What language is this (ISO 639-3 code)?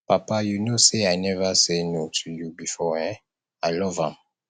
pcm